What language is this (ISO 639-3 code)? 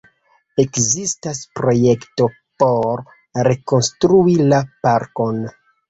epo